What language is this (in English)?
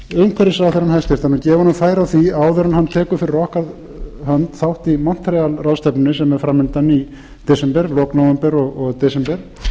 Icelandic